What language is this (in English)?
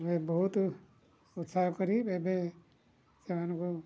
Odia